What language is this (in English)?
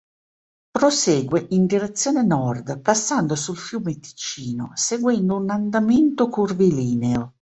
Italian